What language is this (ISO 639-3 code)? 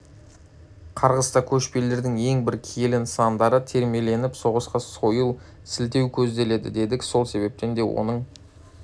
kaz